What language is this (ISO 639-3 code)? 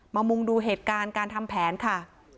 tha